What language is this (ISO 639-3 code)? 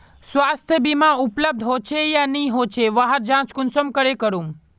mag